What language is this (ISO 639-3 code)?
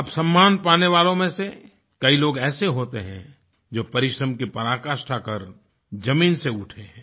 hin